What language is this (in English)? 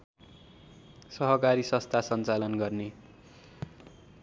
Nepali